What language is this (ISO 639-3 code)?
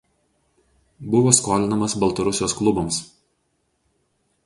lit